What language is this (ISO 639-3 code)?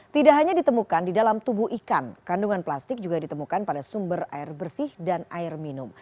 ind